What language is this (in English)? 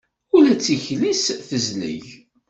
Kabyle